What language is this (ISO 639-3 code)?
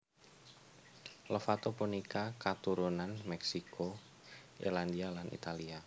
jav